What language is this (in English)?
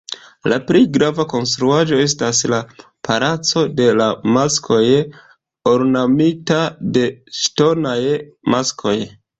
Esperanto